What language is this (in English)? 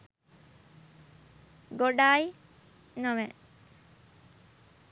Sinhala